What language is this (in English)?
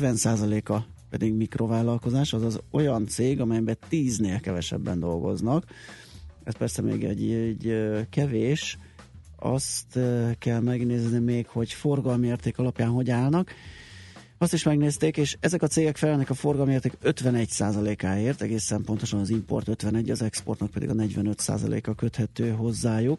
Hungarian